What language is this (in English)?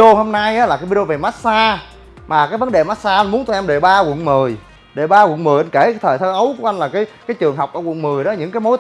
Vietnamese